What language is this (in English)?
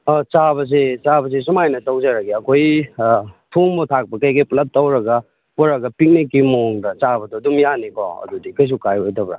Manipuri